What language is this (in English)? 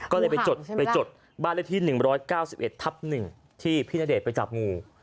Thai